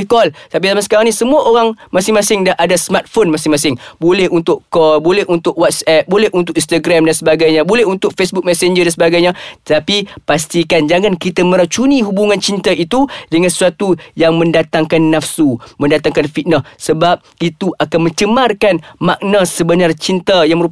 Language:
Malay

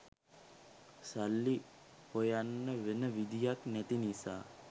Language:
Sinhala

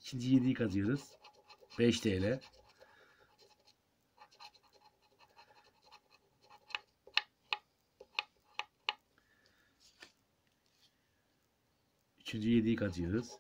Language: Turkish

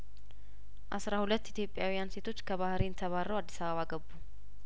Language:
Amharic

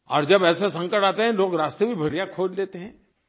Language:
Hindi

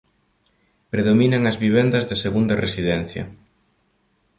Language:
Galician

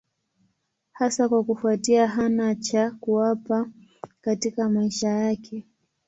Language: Swahili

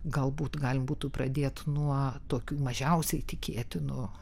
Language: Lithuanian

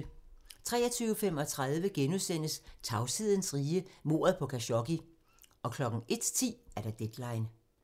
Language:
Danish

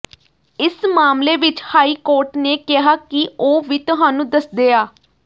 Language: Punjabi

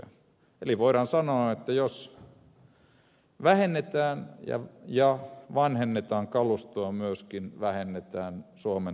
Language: Finnish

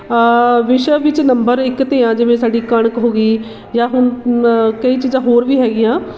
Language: Punjabi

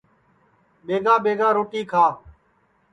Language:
Sansi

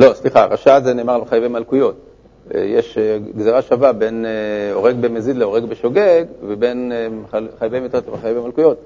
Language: Hebrew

